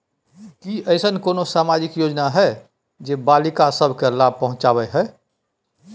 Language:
Maithili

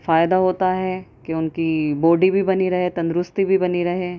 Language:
Urdu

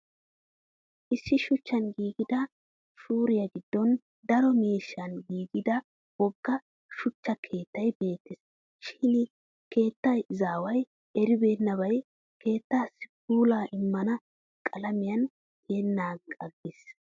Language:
Wolaytta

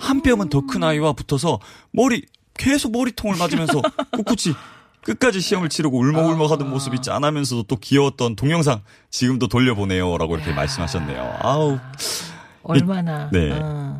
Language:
Korean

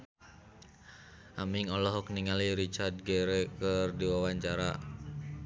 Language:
Sundanese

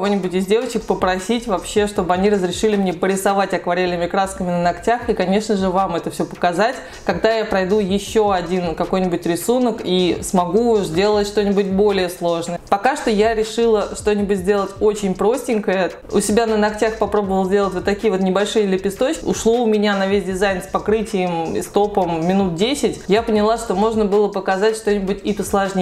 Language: Russian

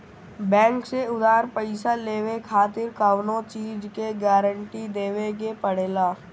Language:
Bhojpuri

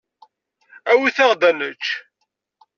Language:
Kabyle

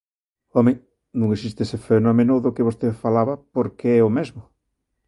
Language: Galician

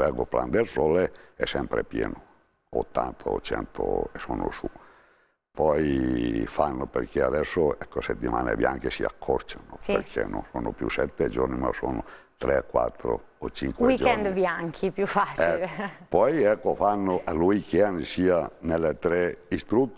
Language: Italian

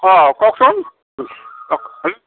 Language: Assamese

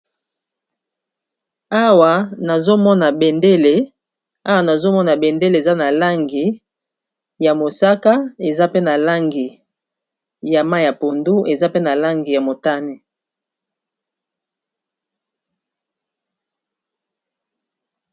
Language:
Lingala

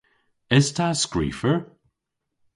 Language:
Cornish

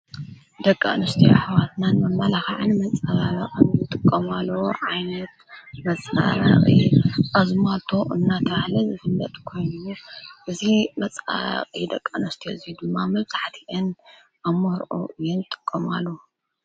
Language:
Tigrinya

